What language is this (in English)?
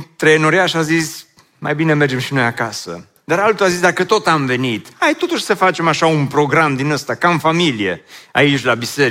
Romanian